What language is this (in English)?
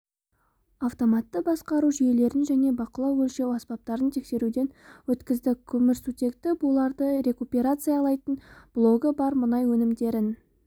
Kazakh